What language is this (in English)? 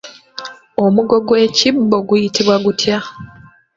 Ganda